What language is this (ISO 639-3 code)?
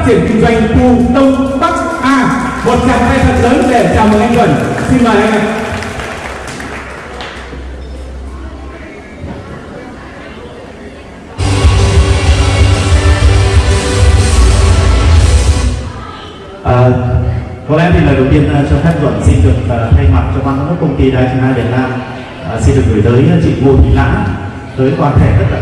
vie